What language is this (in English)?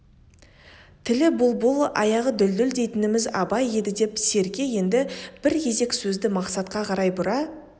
Kazakh